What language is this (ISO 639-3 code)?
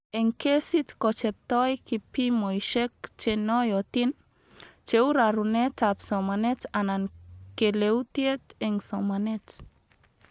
kln